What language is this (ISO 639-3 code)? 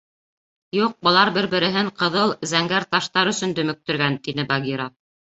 bak